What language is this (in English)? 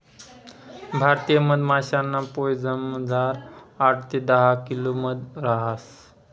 Marathi